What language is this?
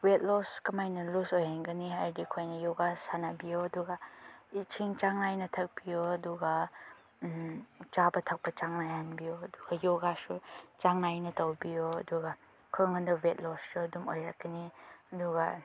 Manipuri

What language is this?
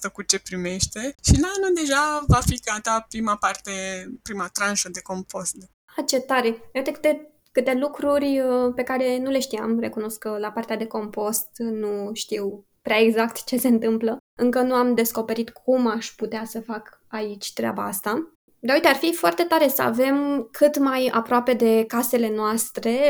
Romanian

